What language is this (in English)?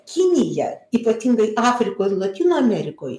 Lithuanian